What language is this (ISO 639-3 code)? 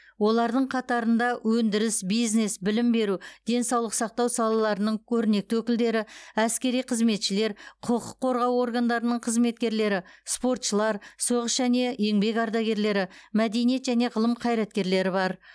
kaz